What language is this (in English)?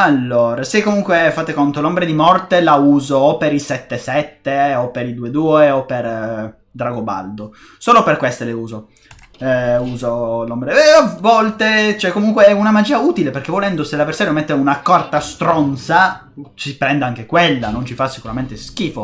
Italian